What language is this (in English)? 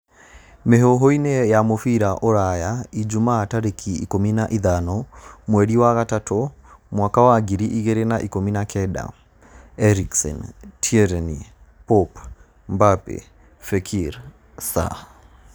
Kikuyu